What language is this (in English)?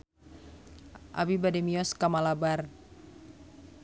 Sundanese